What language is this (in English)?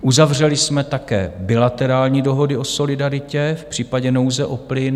Czech